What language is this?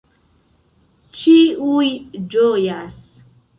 Esperanto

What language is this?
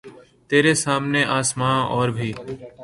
Urdu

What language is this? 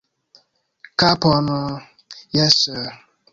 Esperanto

